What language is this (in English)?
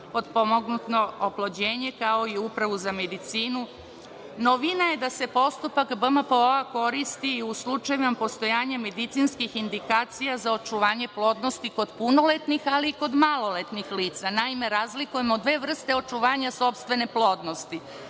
Serbian